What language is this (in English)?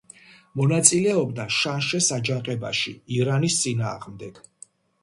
Georgian